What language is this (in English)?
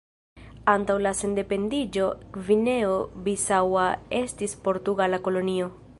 Esperanto